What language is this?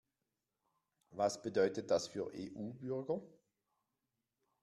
German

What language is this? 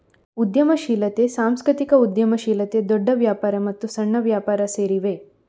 Kannada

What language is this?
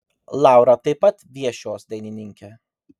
Lithuanian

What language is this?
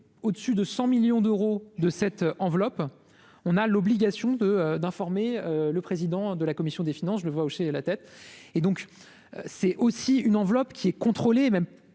French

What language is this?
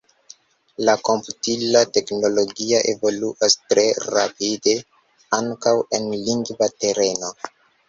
Esperanto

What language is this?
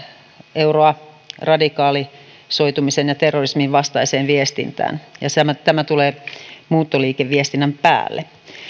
Finnish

